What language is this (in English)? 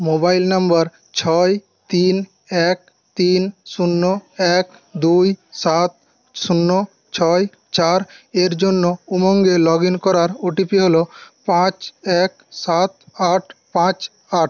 Bangla